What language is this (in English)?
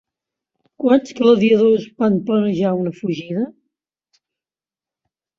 Catalan